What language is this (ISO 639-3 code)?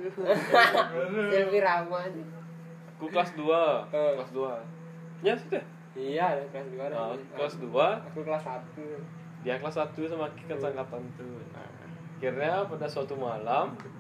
ind